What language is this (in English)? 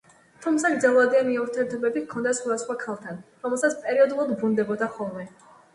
Georgian